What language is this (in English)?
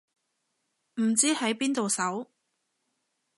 Cantonese